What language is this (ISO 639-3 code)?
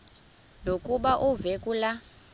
xho